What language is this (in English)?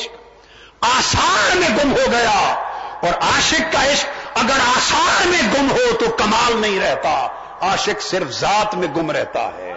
Urdu